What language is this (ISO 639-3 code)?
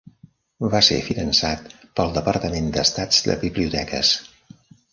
cat